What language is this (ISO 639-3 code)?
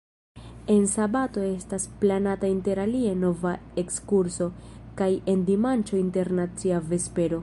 epo